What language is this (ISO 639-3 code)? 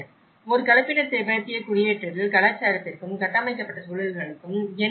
tam